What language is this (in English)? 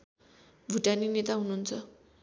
Nepali